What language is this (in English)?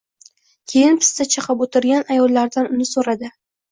Uzbek